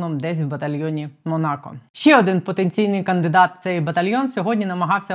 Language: Ukrainian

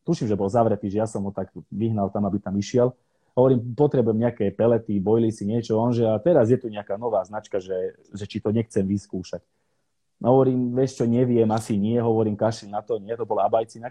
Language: Slovak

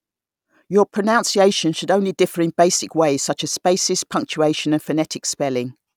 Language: English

